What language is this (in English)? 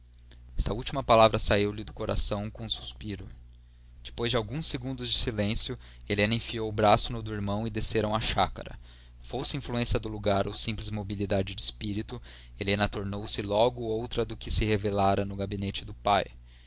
Portuguese